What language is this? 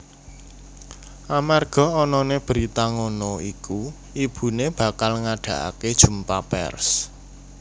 Javanese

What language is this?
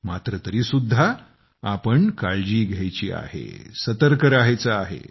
Marathi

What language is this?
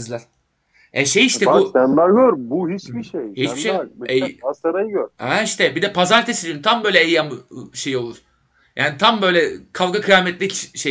Turkish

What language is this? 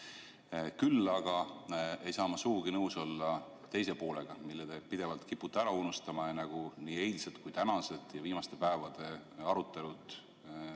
Estonian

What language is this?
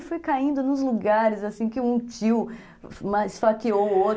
Portuguese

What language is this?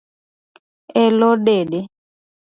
Luo (Kenya and Tanzania)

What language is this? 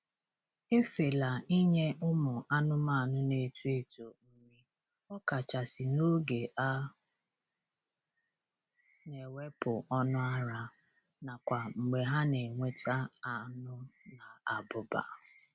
Igbo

